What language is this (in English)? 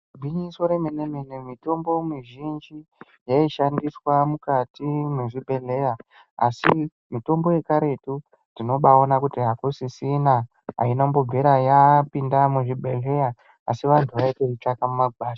Ndau